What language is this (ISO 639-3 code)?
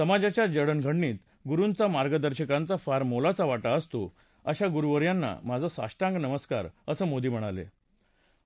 mar